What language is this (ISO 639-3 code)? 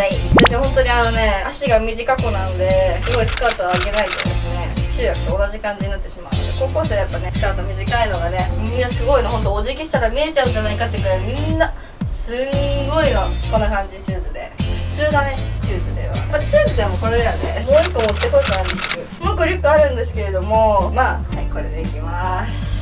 jpn